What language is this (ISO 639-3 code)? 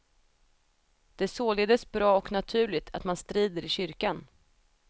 swe